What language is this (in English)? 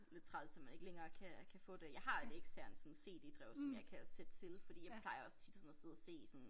Danish